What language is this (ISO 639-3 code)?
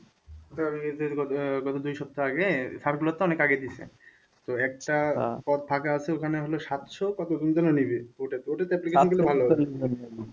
ben